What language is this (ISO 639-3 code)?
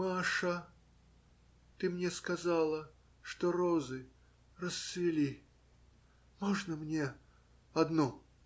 rus